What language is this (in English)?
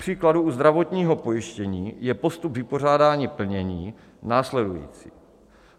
Czech